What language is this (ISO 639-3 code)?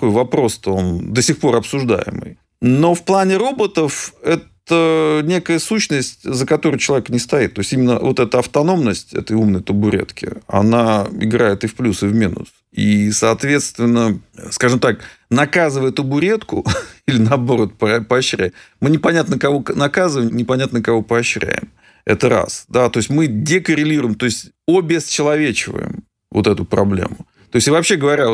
rus